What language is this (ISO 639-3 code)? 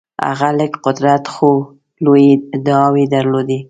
pus